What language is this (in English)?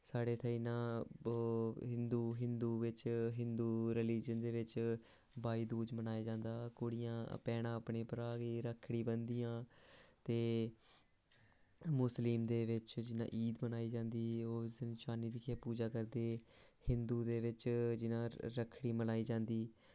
Dogri